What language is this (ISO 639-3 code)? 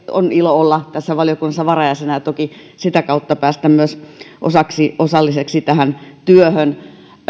fin